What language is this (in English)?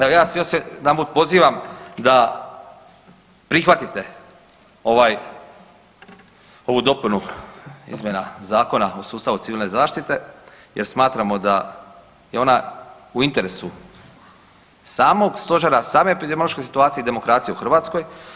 Croatian